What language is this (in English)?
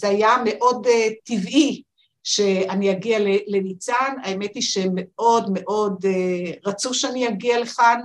Hebrew